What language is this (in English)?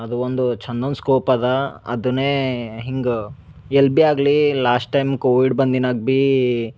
Kannada